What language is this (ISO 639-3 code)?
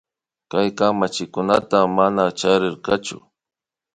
qvi